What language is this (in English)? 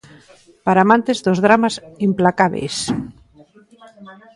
Galician